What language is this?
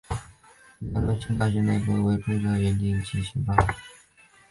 Chinese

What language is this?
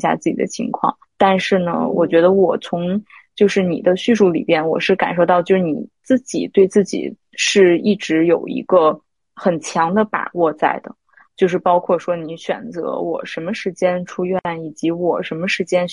Chinese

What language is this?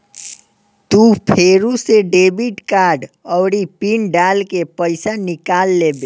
Bhojpuri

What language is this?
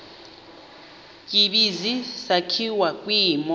Xhosa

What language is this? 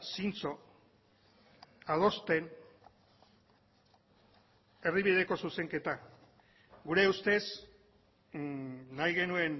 Basque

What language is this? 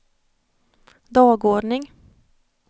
Swedish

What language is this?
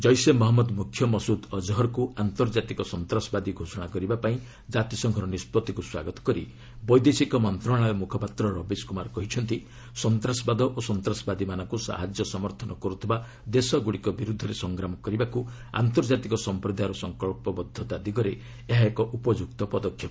Odia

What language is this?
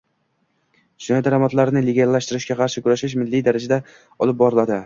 Uzbek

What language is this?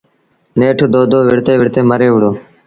Sindhi Bhil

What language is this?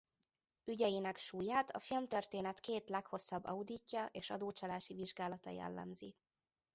Hungarian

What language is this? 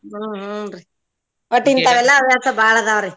Kannada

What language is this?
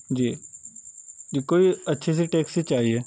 Urdu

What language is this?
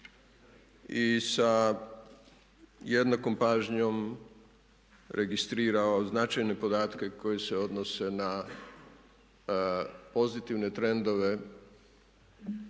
Croatian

